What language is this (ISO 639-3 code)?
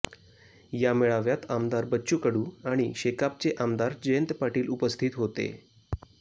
mar